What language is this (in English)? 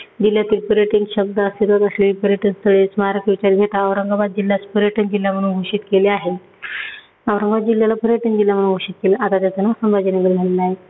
Marathi